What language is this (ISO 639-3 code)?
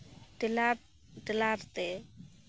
sat